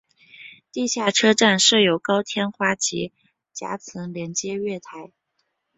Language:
Chinese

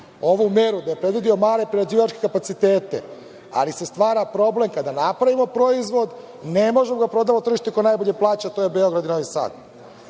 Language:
Serbian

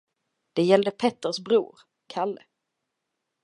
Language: Swedish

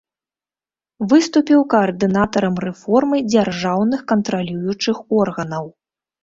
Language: Belarusian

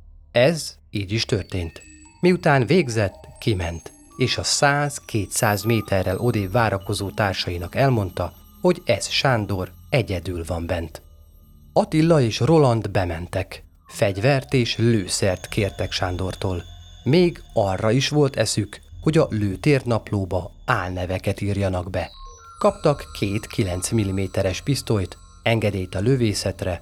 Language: Hungarian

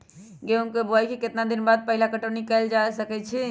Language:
Magahi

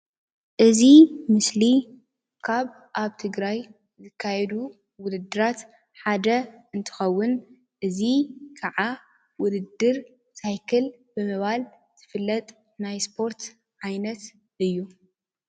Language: Tigrinya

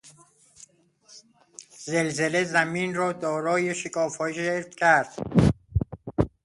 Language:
Persian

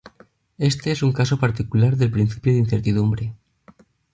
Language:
Spanish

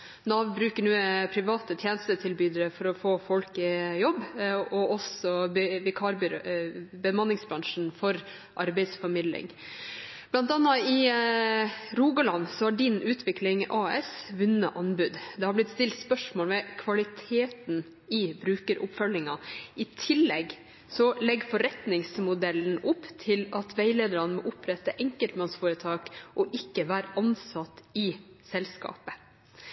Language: Norwegian Bokmål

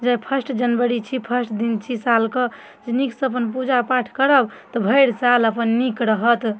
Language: Maithili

